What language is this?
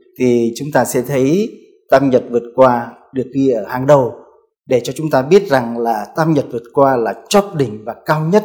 Vietnamese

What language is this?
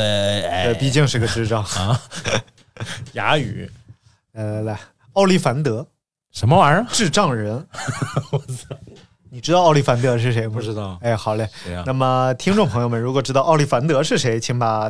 Chinese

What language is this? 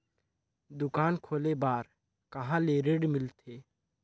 Chhattisgarhi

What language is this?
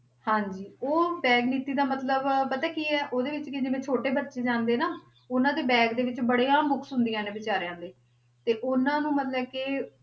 Punjabi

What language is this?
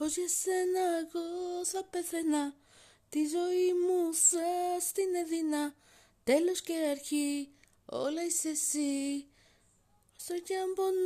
Greek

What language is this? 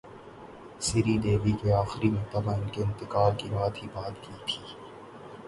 Urdu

